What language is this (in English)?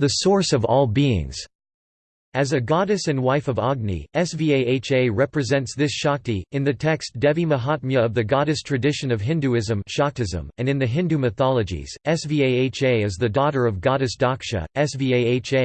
English